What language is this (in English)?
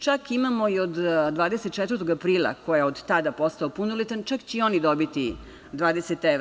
Serbian